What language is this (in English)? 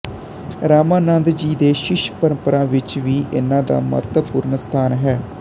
Punjabi